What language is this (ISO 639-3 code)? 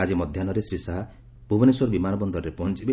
ori